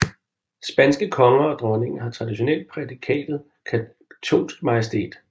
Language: Danish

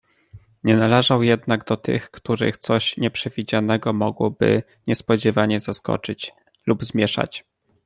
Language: Polish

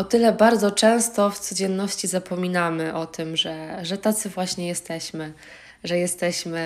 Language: Polish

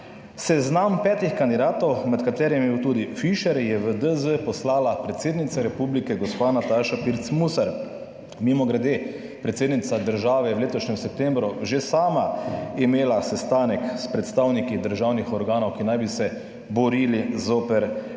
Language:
Slovenian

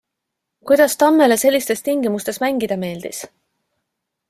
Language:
Estonian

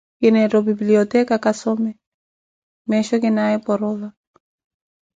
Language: Koti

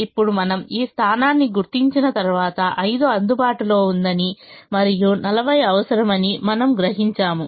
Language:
Telugu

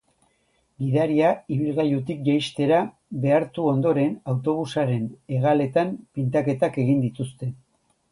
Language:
Basque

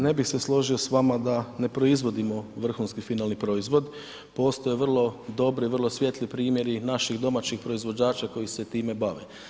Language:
Croatian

